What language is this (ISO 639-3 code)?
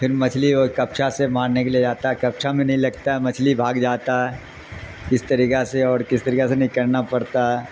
urd